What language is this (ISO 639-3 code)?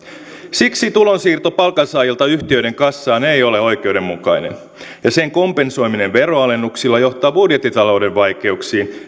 fin